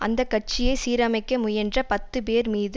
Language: Tamil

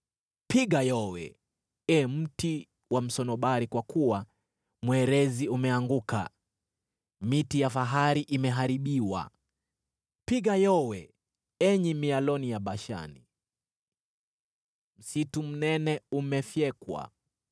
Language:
Swahili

